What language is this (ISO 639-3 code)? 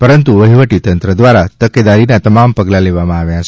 guj